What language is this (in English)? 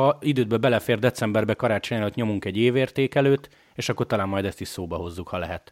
Hungarian